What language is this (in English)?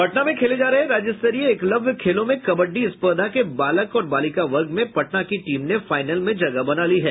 Hindi